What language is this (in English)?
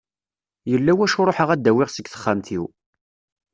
Kabyle